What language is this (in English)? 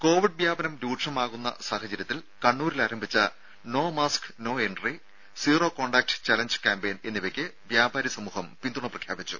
Malayalam